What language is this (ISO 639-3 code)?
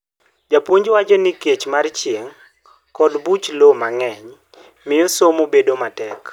luo